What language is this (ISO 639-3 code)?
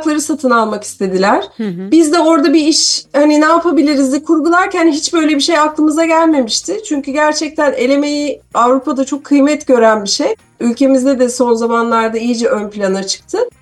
tur